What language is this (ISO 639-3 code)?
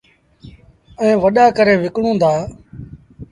sbn